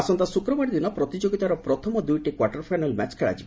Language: Odia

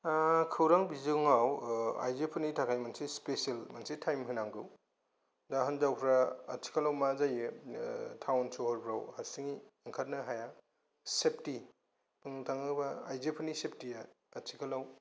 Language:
Bodo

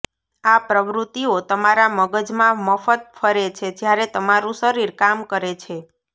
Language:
Gujarati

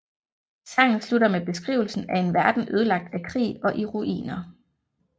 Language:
Danish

